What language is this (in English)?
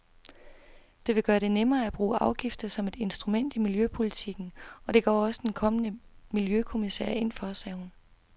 Danish